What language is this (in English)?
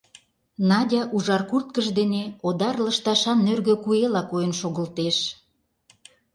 Mari